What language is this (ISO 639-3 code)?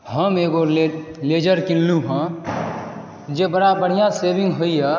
mai